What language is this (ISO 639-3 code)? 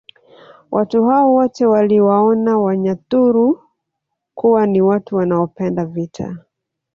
swa